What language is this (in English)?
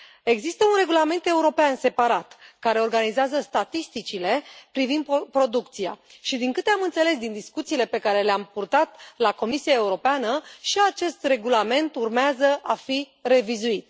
Romanian